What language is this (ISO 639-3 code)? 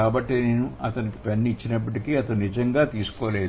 tel